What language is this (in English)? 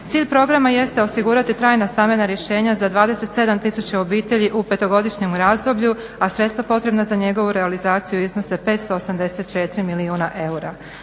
Croatian